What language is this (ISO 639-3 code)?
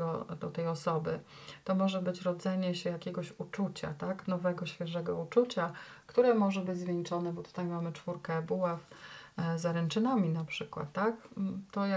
pol